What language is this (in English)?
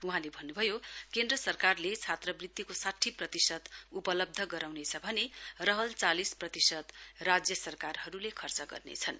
Nepali